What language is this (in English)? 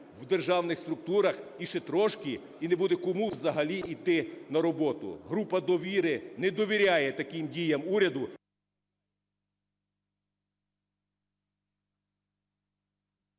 Ukrainian